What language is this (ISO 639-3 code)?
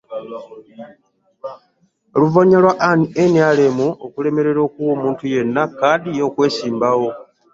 lug